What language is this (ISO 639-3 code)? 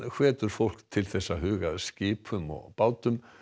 isl